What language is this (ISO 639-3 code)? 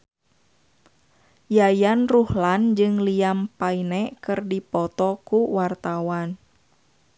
sun